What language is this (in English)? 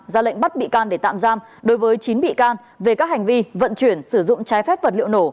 Vietnamese